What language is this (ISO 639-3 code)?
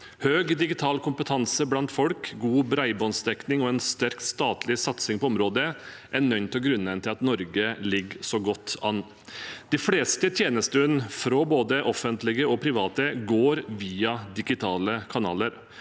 nor